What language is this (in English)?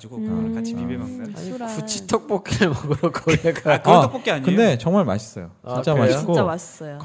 Korean